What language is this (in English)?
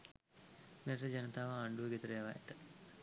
Sinhala